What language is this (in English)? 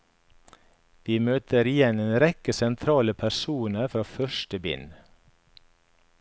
Norwegian